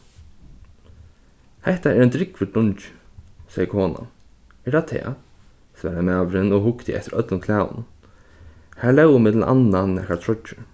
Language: Faroese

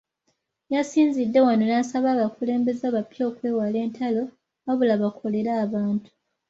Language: Ganda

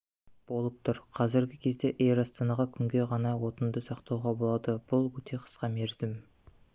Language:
Kazakh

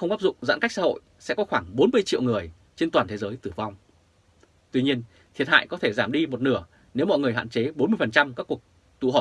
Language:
Vietnamese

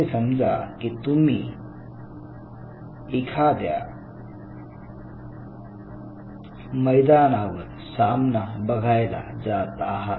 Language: Marathi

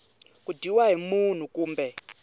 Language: Tsonga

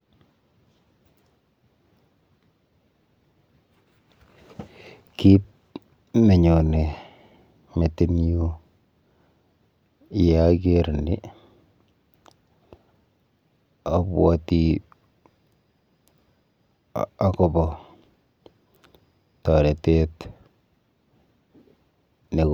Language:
Kalenjin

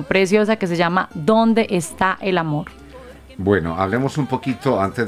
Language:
Spanish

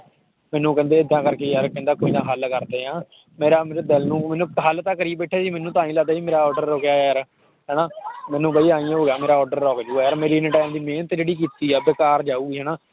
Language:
Punjabi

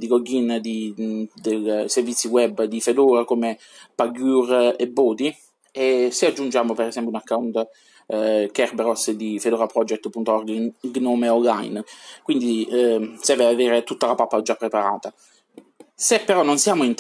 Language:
Italian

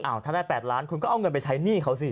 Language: Thai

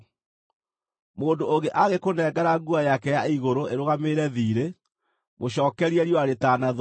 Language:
Kikuyu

